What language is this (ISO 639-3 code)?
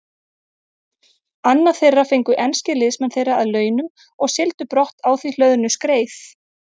isl